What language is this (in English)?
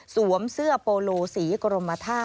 Thai